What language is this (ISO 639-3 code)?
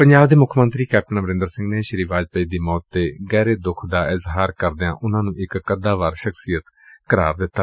pan